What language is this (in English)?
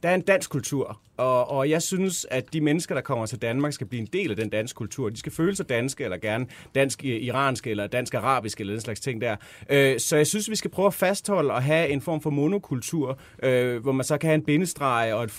Danish